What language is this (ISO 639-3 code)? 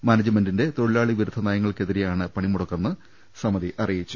mal